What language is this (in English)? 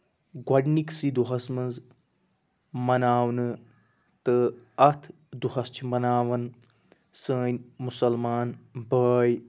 Kashmiri